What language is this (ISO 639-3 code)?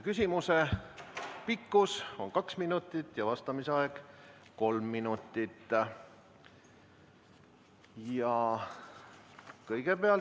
est